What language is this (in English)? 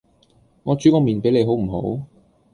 Cantonese